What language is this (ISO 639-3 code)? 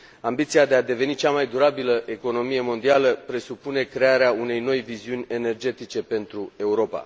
ron